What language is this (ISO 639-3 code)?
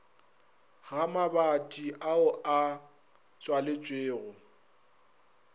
nso